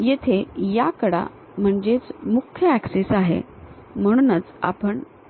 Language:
Marathi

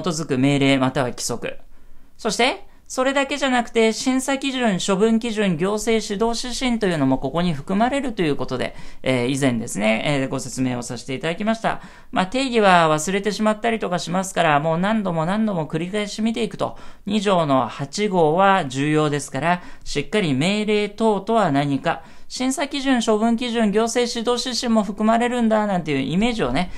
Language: Japanese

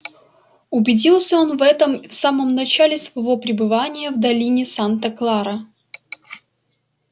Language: Russian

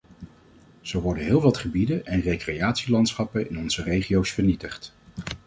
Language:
Dutch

